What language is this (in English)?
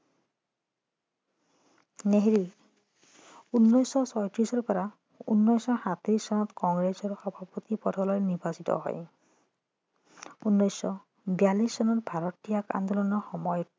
Assamese